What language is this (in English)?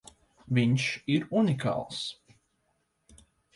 Latvian